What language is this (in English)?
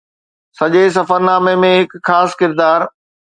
Sindhi